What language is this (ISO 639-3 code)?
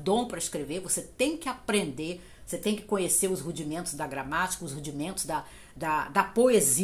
por